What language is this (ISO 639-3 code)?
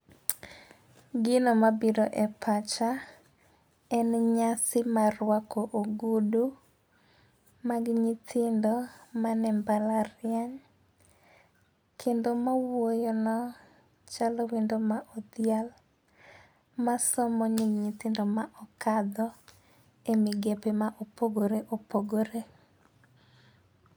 luo